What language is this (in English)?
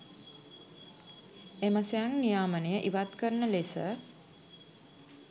Sinhala